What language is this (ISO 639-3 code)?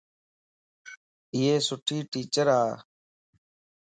lss